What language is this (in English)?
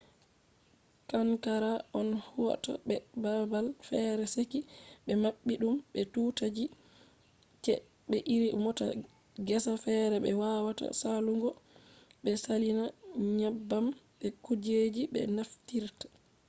Fula